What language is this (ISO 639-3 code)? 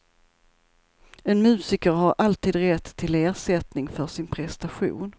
swe